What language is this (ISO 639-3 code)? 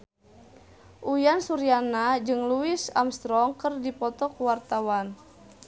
sun